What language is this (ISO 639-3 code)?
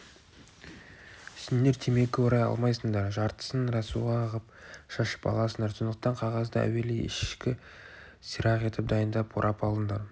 kaz